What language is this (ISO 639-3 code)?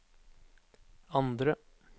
nor